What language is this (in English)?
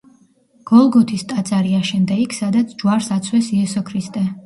Georgian